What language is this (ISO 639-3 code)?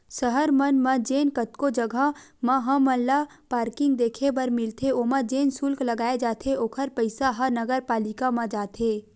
hne